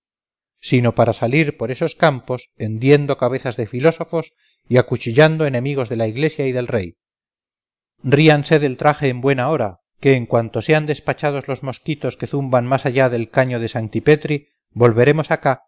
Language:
Spanish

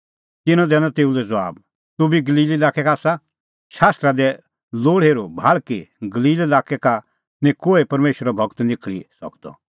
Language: Kullu Pahari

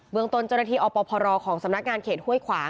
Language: Thai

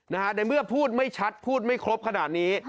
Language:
Thai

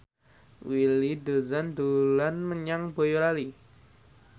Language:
Javanese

